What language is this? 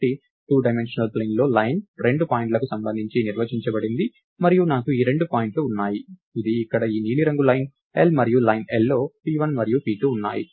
Telugu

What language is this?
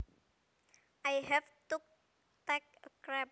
Javanese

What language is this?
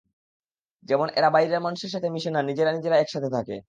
Bangla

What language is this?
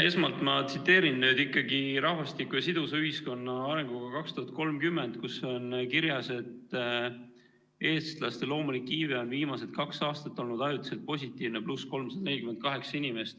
Estonian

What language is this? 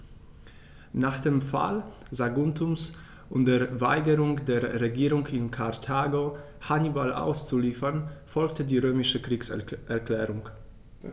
German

